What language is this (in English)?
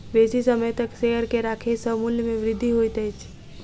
Maithili